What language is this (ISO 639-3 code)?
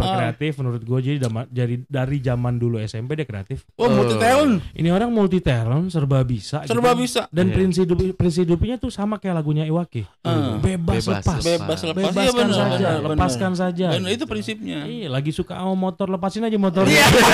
ind